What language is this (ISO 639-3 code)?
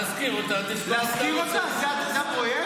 heb